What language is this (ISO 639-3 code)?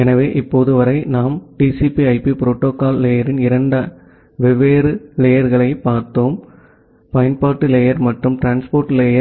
tam